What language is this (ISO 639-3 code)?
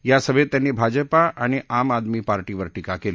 mar